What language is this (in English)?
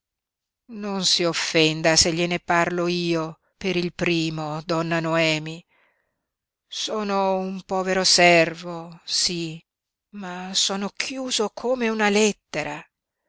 Italian